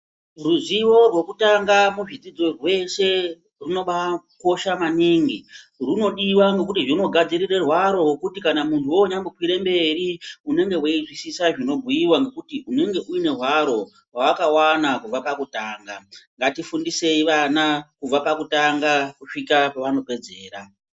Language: Ndau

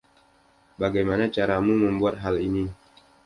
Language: Indonesian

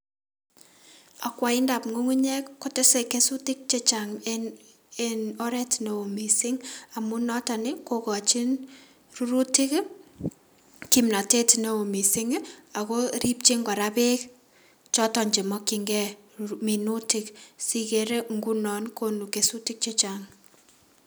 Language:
Kalenjin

